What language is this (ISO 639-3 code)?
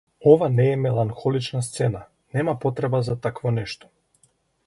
mkd